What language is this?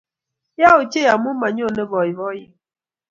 Kalenjin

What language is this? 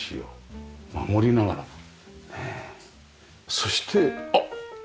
Japanese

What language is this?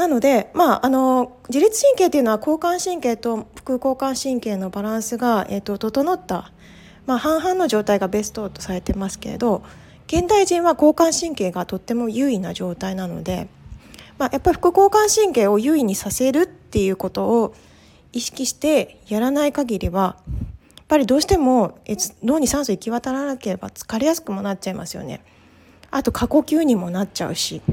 Japanese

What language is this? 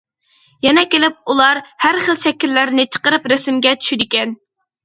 Uyghur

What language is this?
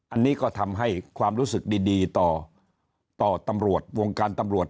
Thai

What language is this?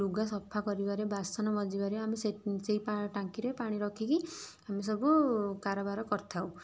Odia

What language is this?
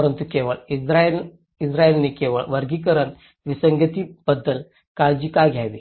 Marathi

